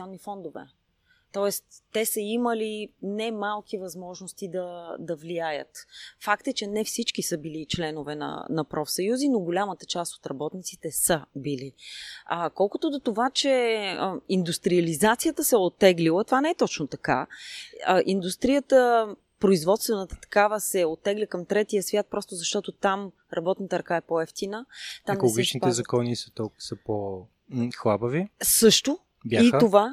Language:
Bulgarian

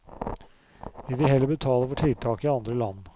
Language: Norwegian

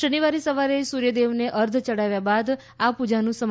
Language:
Gujarati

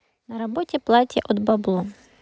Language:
Russian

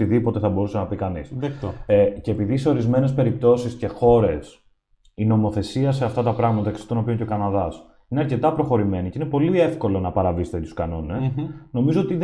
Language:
Greek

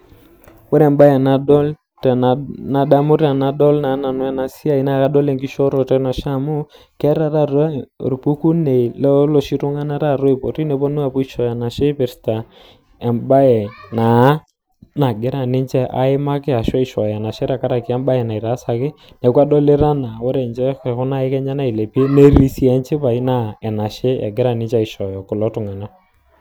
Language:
Masai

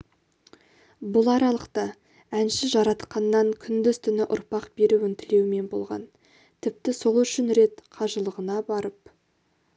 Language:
Kazakh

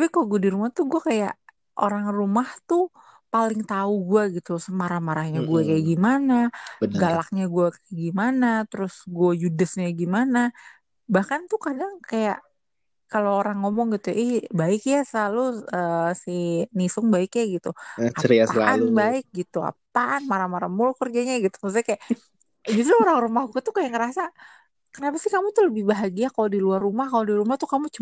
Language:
Indonesian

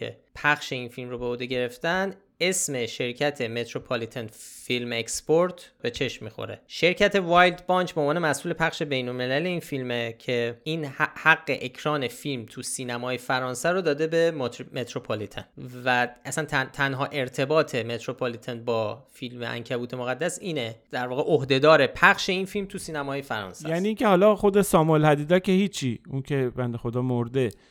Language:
Persian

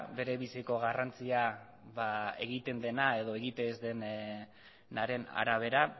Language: Basque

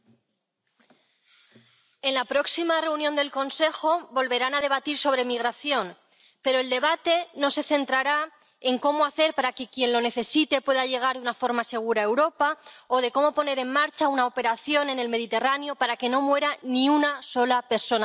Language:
Spanish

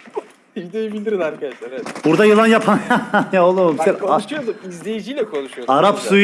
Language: Turkish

